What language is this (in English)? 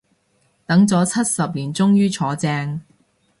Cantonese